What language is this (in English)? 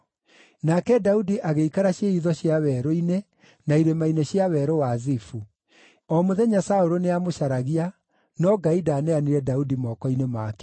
Kikuyu